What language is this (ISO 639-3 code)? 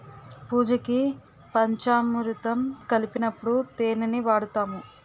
tel